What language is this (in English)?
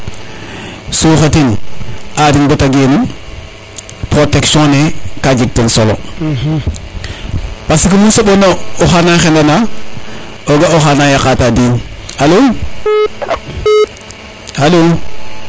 Serer